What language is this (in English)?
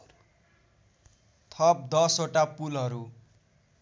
Nepali